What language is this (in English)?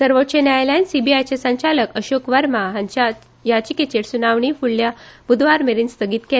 Konkani